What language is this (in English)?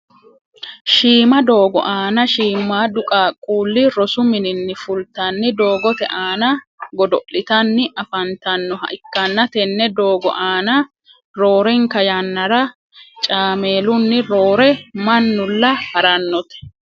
Sidamo